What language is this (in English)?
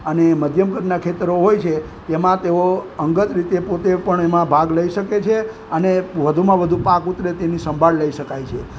Gujarati